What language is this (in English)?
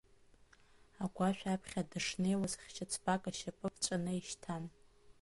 Abkhazian